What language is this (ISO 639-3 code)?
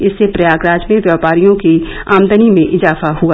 hin